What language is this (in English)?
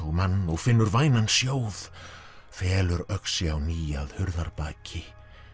Icelandic